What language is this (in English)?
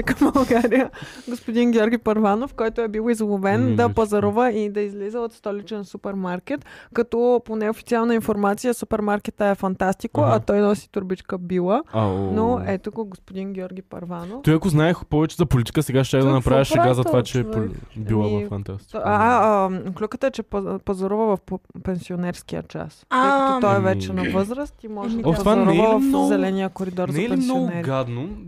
Bulgarian